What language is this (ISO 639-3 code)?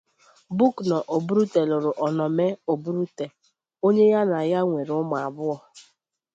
ibo